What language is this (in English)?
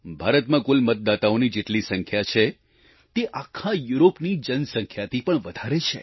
Gujarati